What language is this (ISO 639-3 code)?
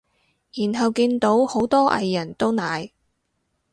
yue